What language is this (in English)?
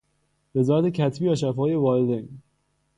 Persian